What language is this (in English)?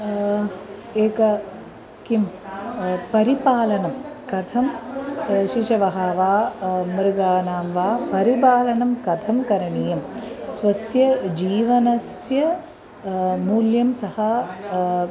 Sanskrit